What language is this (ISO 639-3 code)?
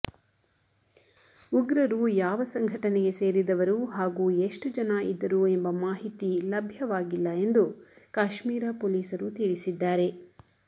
kan